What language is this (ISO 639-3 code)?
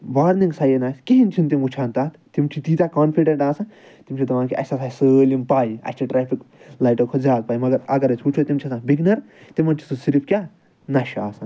kas